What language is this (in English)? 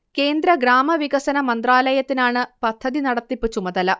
Malayalam